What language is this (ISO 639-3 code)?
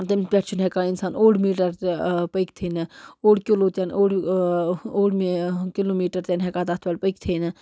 kas